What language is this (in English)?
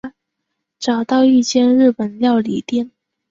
Chinese